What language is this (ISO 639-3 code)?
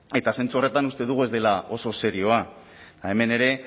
eus